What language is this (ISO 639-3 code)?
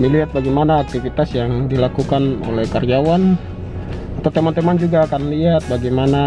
ind